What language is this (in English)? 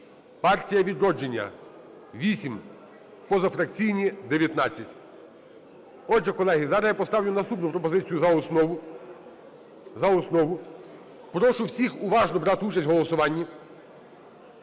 Ukrainian